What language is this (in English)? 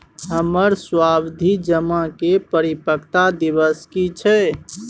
Maithili